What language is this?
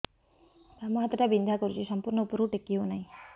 Odia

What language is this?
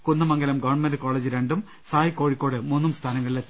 Malayalam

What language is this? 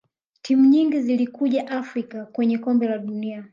Swahili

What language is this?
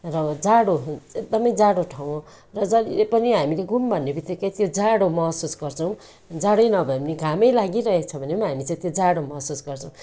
Nepali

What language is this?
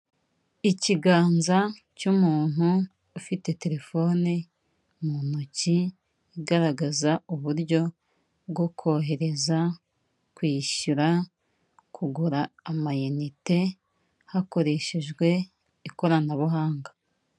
Kinyarwanda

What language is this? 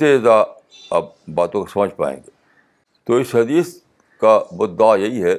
Urdu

